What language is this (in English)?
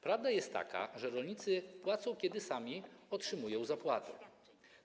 Polish